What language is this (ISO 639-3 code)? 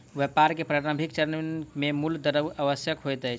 mai